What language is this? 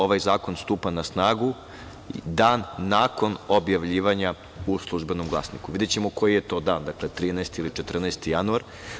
Serbian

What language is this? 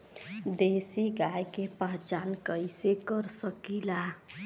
Bhojpuri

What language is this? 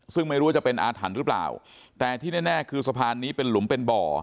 Thai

